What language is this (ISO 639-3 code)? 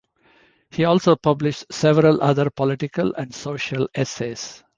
eng